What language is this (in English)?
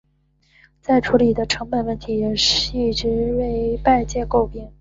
Chinese